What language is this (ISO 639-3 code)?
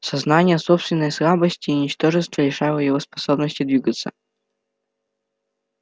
rus